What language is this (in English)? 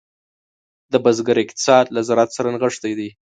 Pashto